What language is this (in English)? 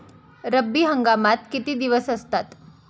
Marathi